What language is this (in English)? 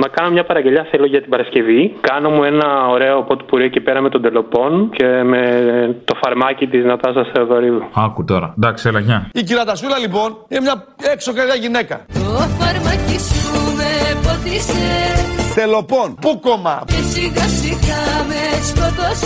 Greek